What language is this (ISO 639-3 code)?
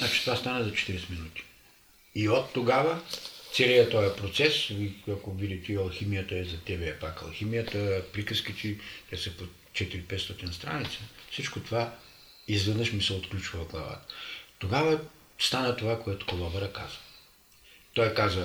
bul